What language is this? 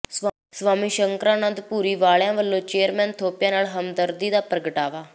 Punjabi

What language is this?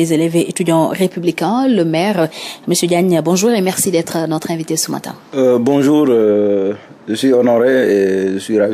French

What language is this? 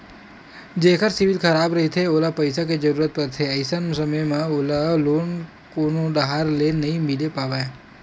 Chhattisgarhi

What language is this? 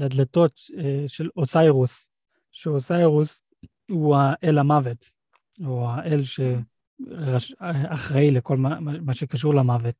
Hebrew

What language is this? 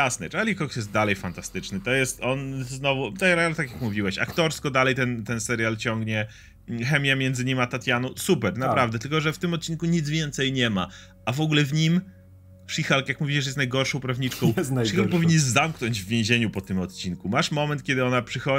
Polish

